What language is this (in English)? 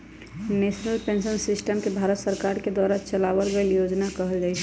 Magahi